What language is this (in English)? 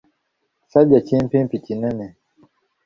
Ganda